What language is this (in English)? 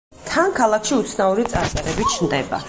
Georgian